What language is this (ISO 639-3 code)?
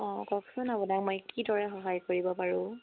asm